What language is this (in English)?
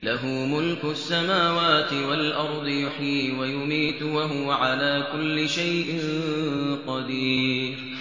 Arabic